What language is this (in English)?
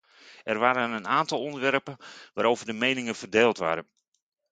Dutch